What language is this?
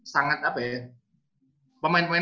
Indonesian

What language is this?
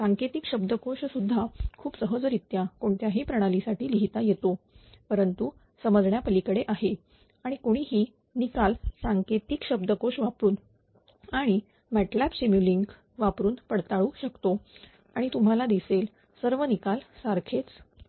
Marathi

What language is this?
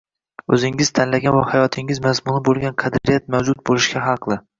Uzbek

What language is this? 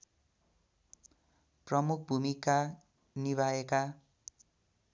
Nepali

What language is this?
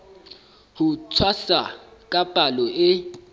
Southern Sotho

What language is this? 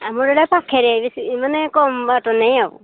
Odia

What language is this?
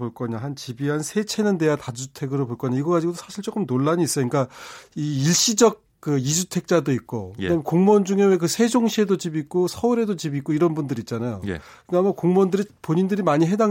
Korean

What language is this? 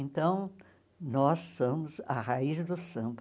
Portuguese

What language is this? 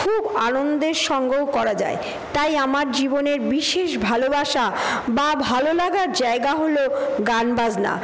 Bangla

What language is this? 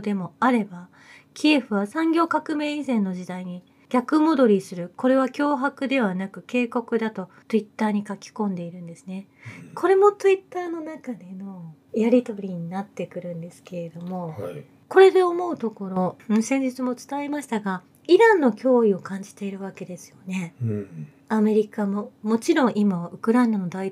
Japanese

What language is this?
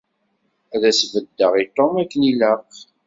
Kabyle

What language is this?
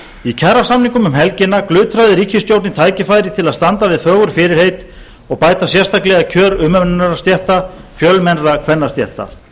Icelandic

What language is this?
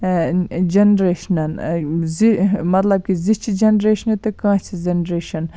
Kashmiri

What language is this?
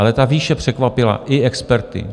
Czech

